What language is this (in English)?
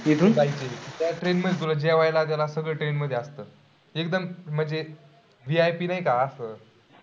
Marathi